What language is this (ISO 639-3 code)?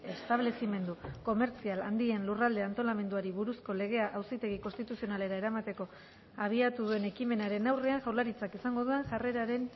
eus